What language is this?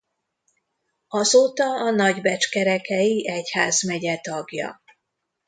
Hungarian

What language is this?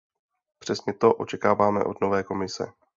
Czech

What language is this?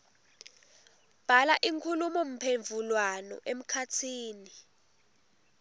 Swati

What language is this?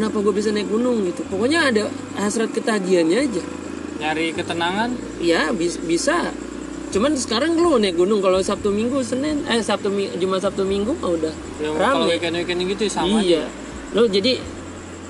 Indonesian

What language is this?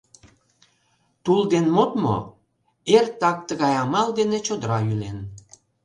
Mari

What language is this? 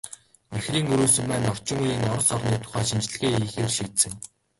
Mongolian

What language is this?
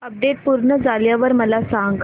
Marathi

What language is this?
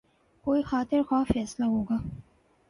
Urdu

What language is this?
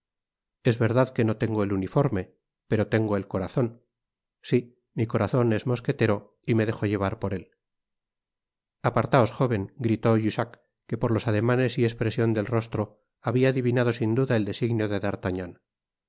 Spanish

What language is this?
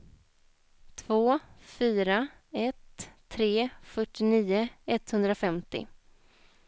Swedish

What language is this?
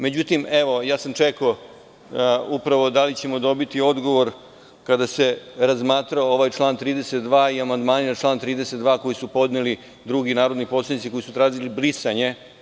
Serbian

